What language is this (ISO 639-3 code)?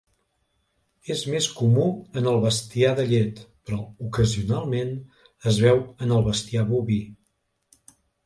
cat